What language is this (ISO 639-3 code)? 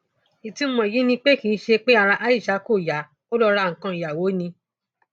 yor